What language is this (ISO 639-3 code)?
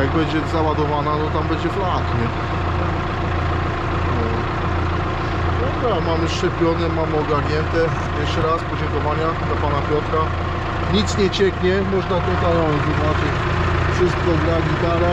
pol